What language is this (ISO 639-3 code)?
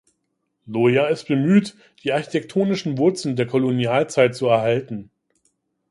deu